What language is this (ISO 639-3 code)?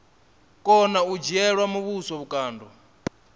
ven